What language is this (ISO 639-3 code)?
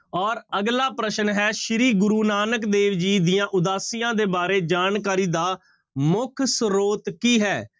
pan